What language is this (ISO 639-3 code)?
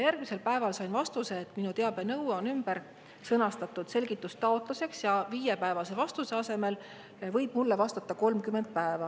est